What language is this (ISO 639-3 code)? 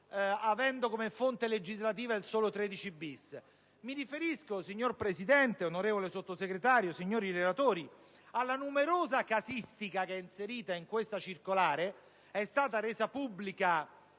ita